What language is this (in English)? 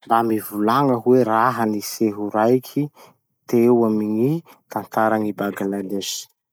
Masikoro Malagasy